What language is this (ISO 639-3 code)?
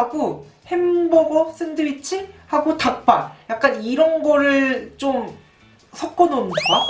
kor